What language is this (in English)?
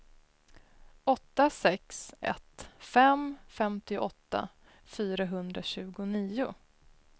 Swedish